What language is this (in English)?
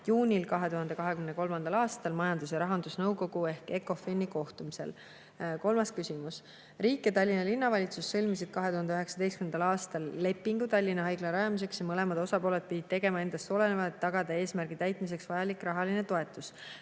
Estonian